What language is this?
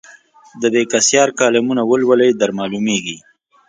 Pashto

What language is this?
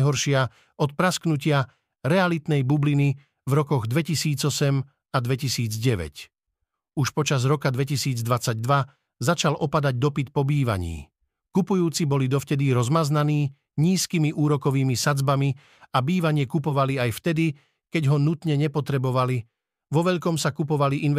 Slovak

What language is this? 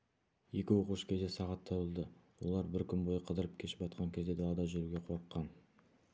Kazakh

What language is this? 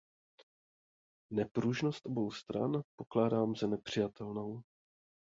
Czech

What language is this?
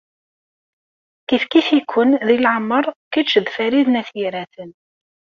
Kabyle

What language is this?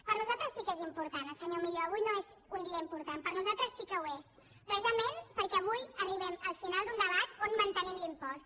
Catalan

